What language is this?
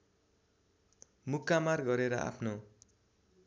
Nepali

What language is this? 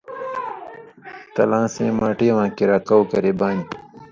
Indus Kohistani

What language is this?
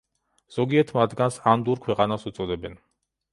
Georgian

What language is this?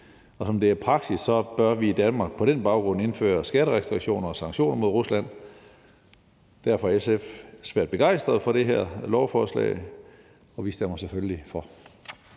Danish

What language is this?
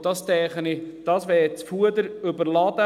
Swiss German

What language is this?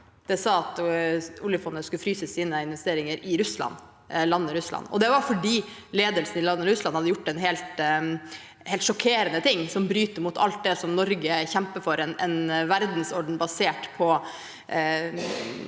Norwegian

